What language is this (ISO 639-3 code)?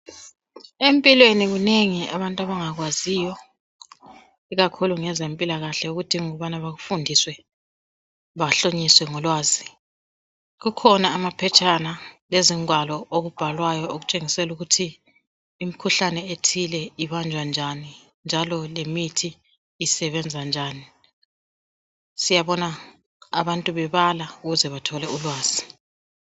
nde